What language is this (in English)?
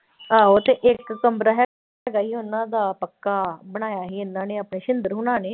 Punjabi